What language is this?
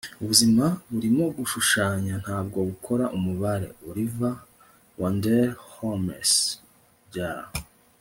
Kinyarwanda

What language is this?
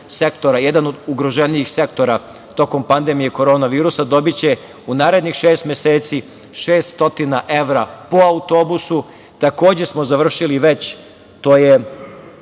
Serbian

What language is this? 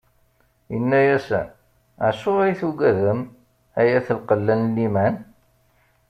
Kabyle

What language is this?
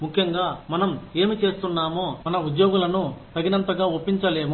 Telugu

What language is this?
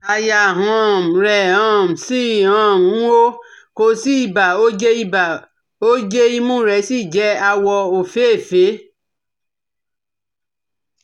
Yoruba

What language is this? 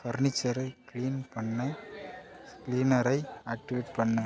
Tamil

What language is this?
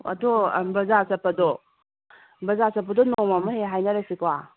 Manipuri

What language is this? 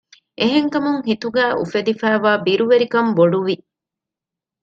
Divehi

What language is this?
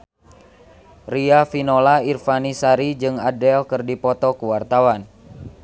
Sundanese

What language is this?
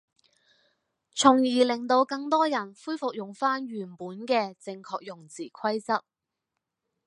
Cantonese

